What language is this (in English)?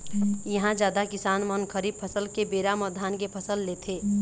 Chhattisgarhi